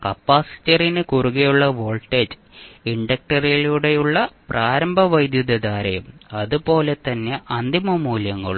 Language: Malayalam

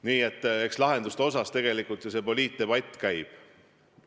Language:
Estonian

